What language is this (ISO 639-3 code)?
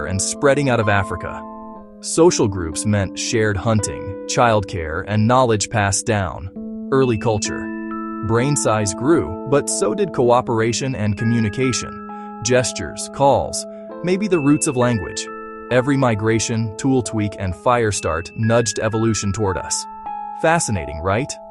eng